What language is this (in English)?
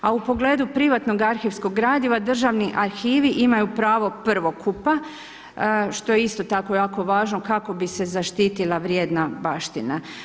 Croatian